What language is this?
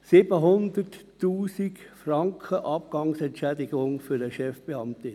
Swiss German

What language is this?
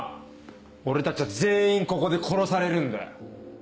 Japanese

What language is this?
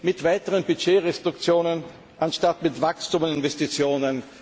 German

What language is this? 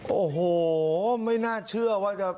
Thai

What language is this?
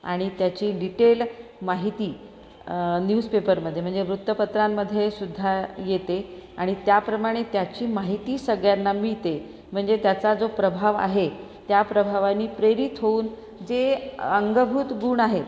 Marathi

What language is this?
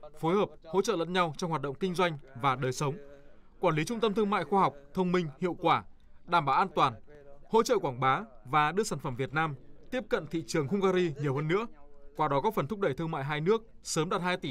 Vietnamese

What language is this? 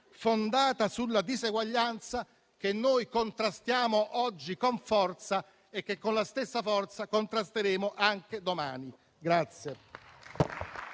Italian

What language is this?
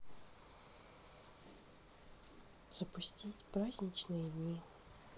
Russian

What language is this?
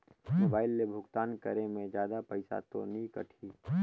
Chhattisgarhi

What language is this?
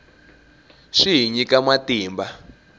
Tsonga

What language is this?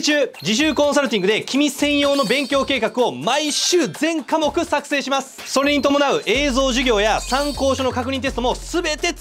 Japanese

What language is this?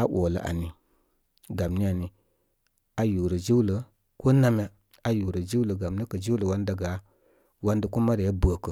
Koma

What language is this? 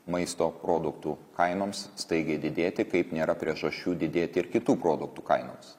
Lithuanian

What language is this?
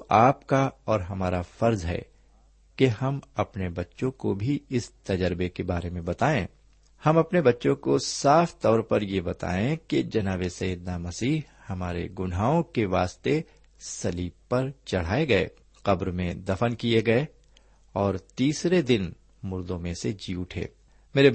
Urdu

